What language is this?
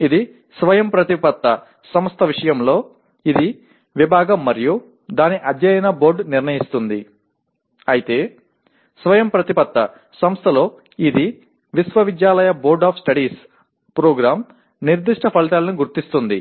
Telugu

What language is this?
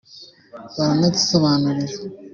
Kinyarwanda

